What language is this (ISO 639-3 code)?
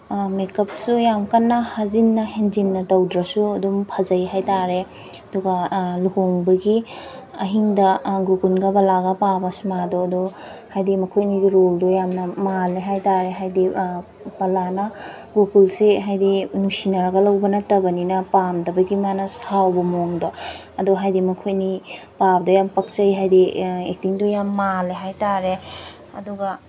mni